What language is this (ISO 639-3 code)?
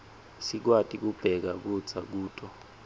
ssw